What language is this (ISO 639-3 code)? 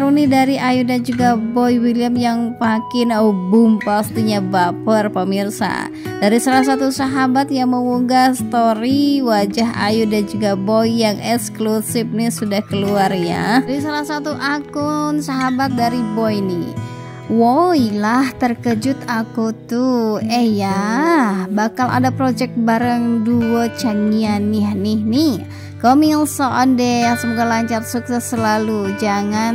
ind